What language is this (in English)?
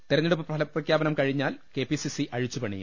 Malayalam